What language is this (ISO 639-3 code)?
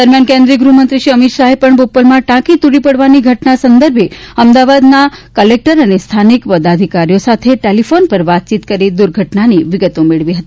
guj